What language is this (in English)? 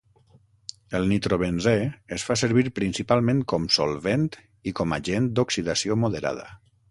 Catalan